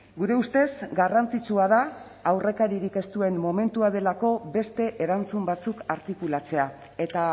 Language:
Basque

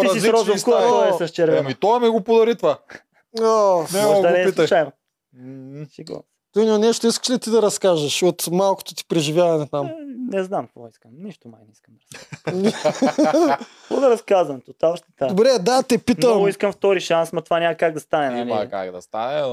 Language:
Bulgarian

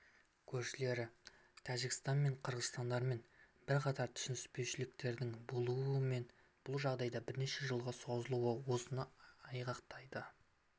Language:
Kazakh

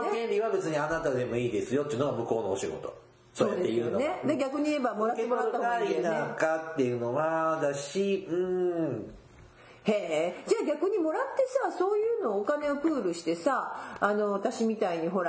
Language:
Japanese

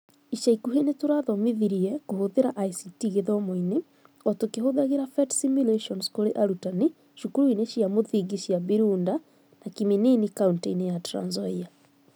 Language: Kikuyu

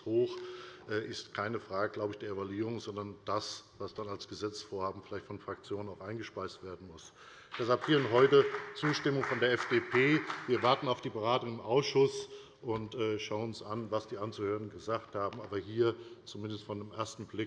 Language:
German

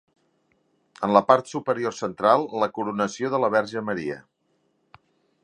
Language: Catalan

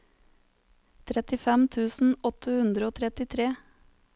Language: Norwegian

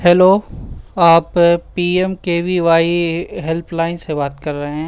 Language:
Urdu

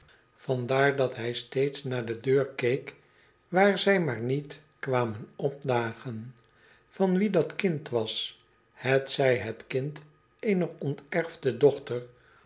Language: Dutch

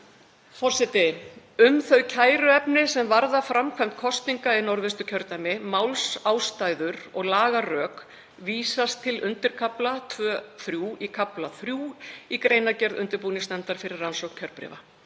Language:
Icelandic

